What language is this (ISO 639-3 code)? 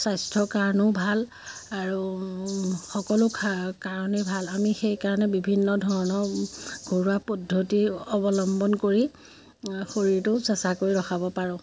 asm